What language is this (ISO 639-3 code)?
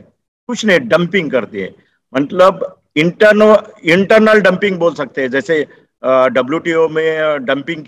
hin